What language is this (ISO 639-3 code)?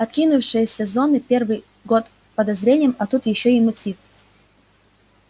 rus